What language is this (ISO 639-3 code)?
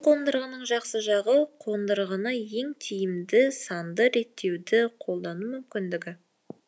kaz